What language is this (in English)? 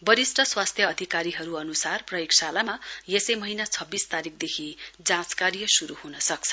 Nepali